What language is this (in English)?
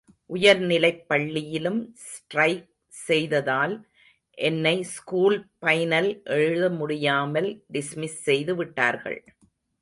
Tamil